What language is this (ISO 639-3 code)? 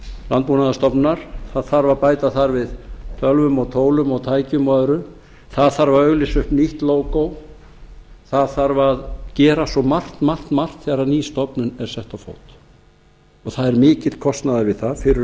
isl